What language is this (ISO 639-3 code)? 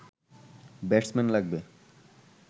ben